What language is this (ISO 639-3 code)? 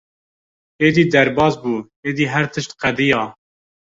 kur